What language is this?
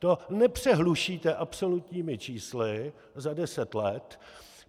Czech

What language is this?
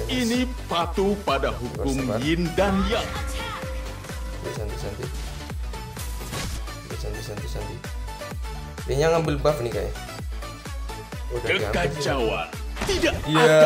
Indonesian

